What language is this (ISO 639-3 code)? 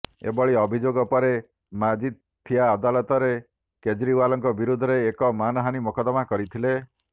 ori